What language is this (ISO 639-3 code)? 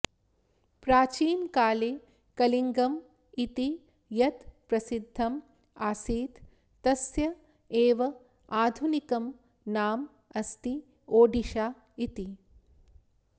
san